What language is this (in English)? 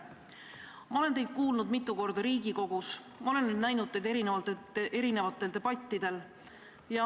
Estonian